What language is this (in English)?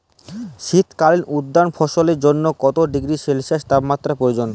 Bangla